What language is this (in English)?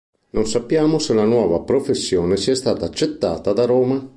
Italian